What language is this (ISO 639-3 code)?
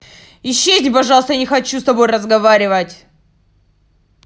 rus